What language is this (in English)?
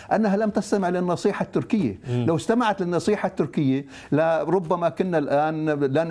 Arabic